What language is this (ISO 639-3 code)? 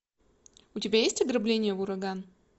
rus